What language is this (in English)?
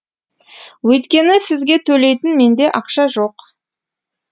Kazakh